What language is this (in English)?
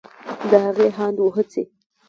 Pashto